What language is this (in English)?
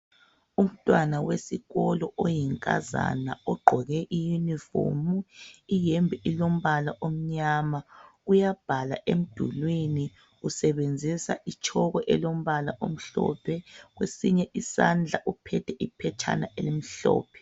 North Ndebele